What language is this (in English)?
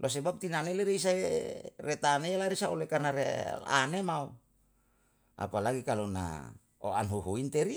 Yalahatan